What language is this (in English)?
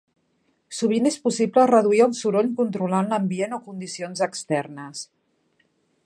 Catalan